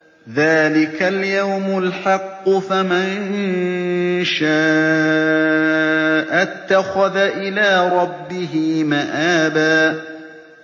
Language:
Arabic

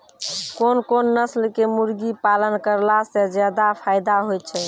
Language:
Maithili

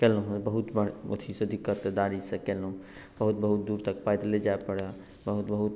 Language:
Maithili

